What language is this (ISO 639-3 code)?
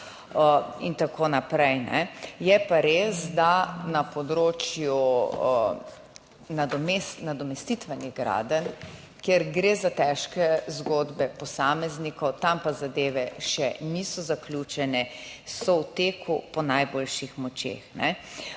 slv